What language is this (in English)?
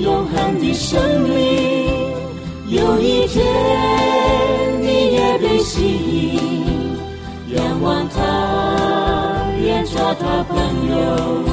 Chinese